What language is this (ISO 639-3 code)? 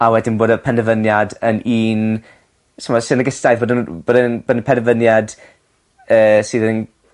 cym